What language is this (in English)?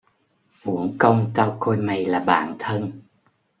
Vietnamese